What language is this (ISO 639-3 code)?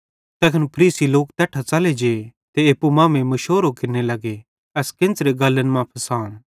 bhd